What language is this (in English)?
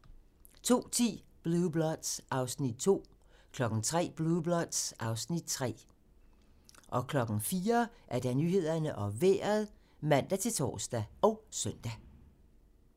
Danish